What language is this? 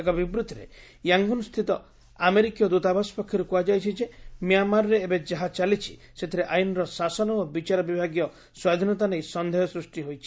Odia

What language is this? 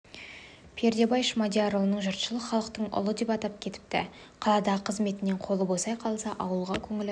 Kazakh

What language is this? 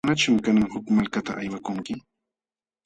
Jauja Wanca Quechua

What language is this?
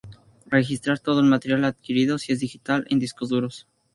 Spanish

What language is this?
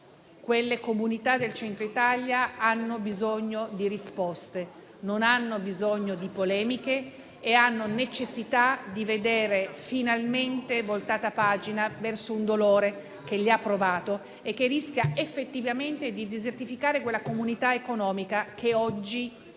Italian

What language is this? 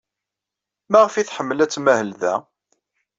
Kabyle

